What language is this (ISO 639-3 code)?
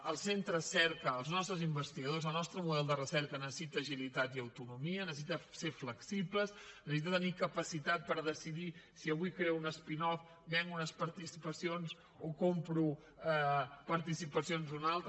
cat